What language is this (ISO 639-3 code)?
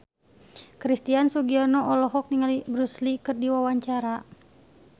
sun